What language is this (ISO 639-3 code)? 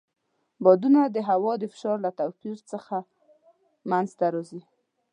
pus